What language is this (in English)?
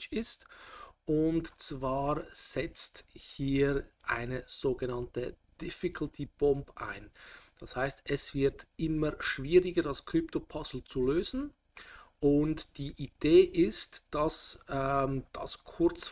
German